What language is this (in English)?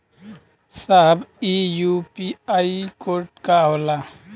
Bhojpuri